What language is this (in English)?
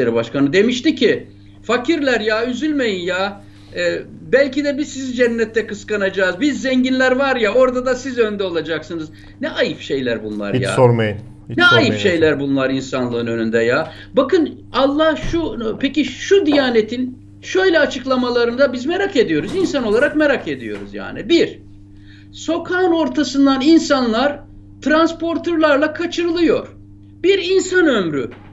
Turkish